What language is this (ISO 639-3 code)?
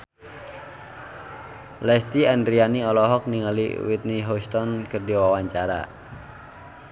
sun